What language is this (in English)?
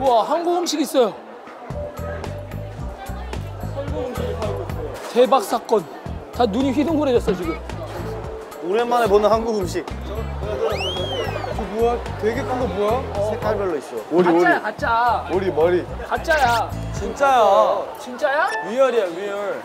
Korean